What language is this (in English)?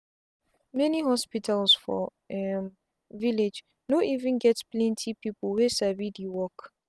Nigerian Pidgin